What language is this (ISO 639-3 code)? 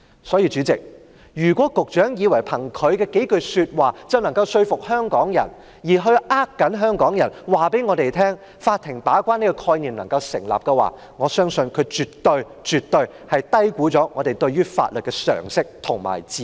yue